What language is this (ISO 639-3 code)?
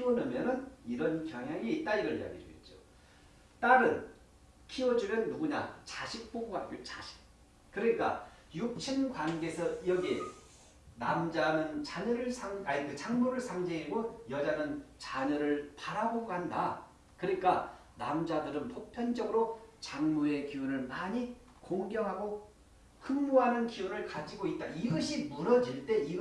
kor